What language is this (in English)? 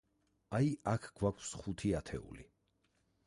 Georgian